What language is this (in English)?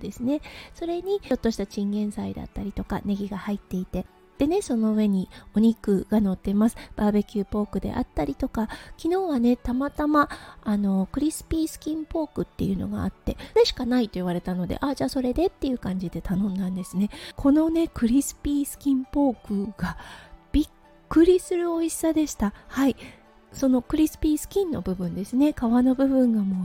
Japanese